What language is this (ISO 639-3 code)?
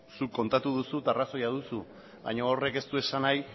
eus